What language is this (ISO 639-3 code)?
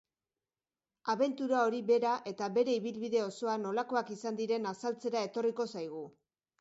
eus